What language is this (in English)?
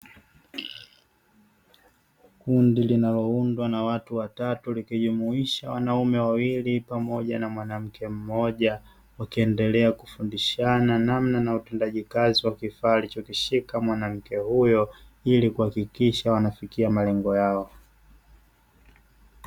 Swahili